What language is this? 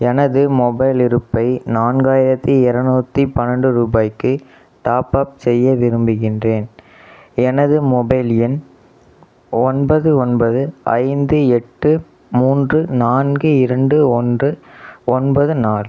Tamil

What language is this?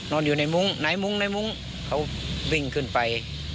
Thai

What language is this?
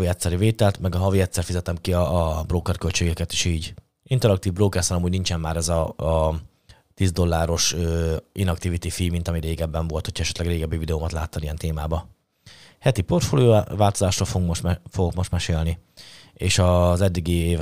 Hungarian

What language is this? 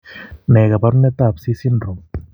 Kalenjin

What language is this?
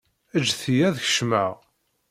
Kabyle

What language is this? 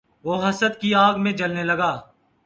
Urdu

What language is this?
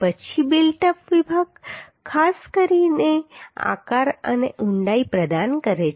Gujarati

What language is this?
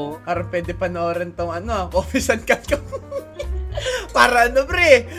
Filipino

